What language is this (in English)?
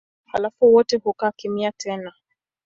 Swahili